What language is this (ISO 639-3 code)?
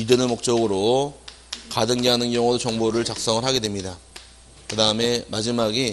kor